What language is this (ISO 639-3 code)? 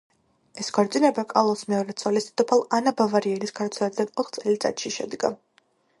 kat